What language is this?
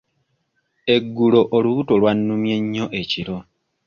Ganda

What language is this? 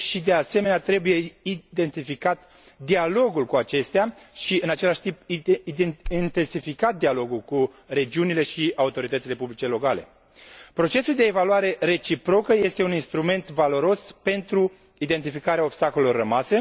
Romanian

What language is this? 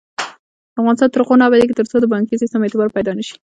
Pashto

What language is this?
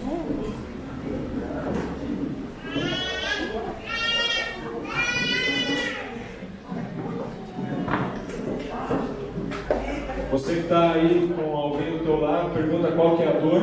Portuguese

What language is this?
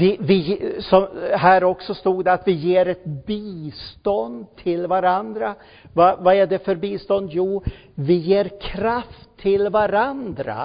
Swedish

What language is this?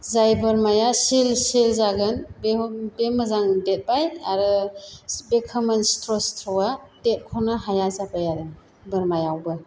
Bodo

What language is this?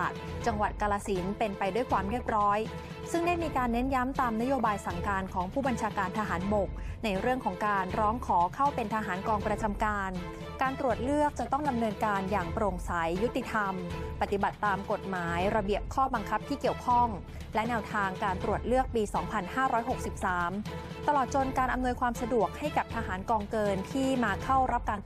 Thai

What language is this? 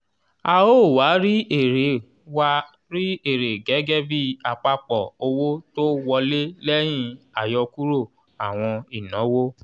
Yoruba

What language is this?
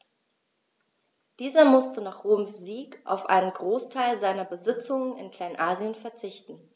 German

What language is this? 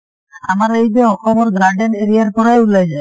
Assamese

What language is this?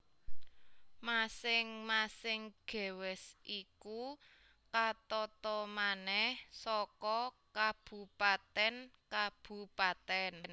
Javanese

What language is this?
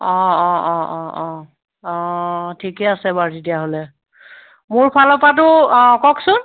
Assamese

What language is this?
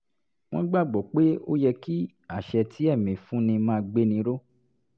Yoruba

